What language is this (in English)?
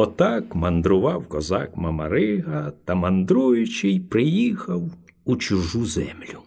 Ukrainian